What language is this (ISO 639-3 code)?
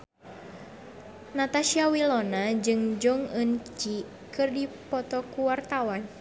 sun